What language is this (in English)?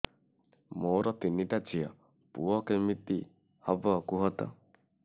Odia